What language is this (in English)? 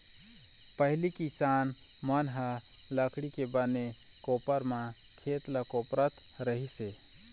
Chhattisgarhi